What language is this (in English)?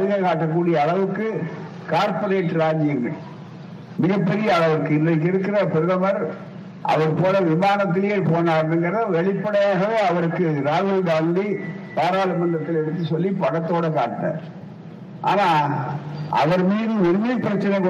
Tamil